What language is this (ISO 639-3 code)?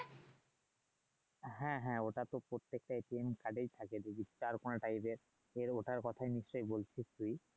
ben